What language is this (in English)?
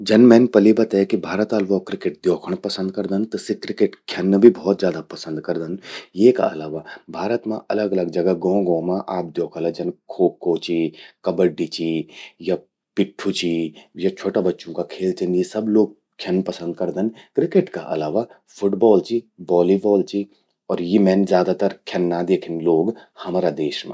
Garhwali